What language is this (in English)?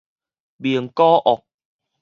Min Nan Chinese